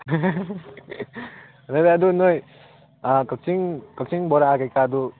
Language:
Manipuri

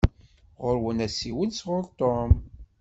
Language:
Kabyle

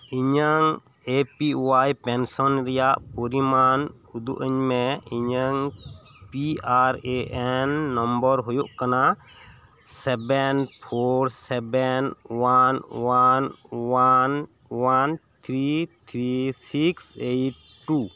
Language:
Santali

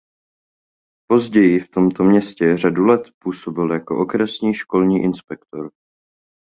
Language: Czech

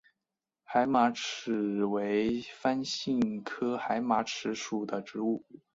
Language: Chinese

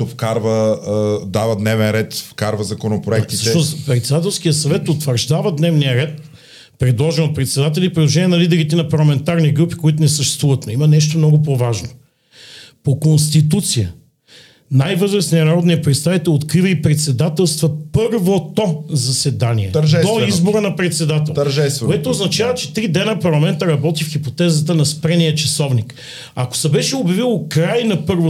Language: Bulgarian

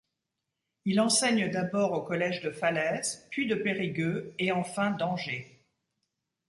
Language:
French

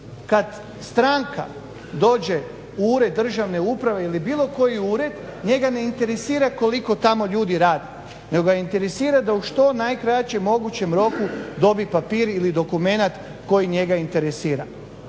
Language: Croatian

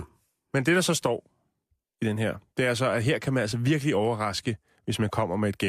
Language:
Danish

